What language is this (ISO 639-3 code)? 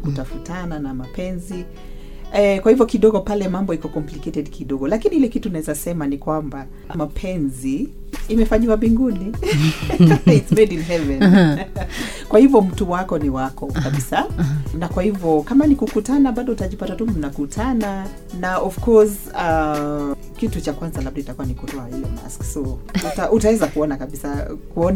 swa